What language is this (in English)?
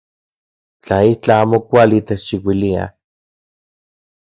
Central Puebla Nahuatl